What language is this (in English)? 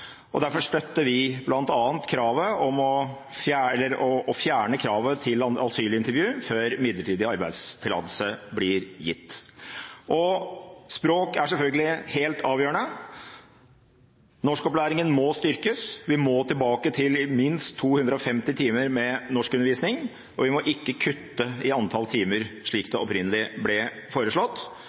Norwegian Bokmål